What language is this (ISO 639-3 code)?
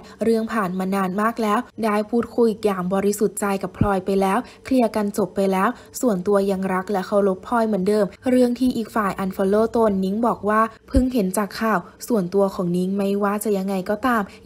tha